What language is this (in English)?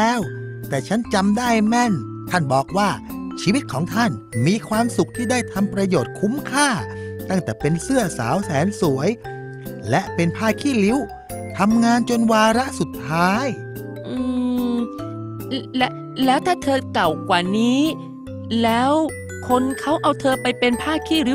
Thai